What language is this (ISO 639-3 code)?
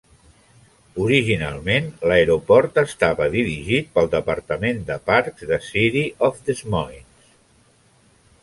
cat